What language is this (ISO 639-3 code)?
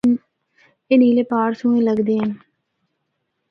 hno